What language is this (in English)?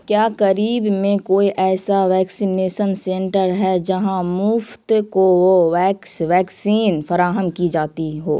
Urdu